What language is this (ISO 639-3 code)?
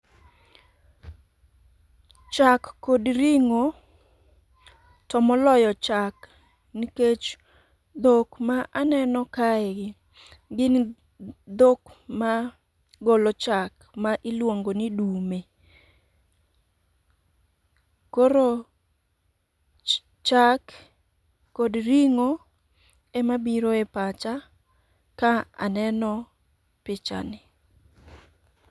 luo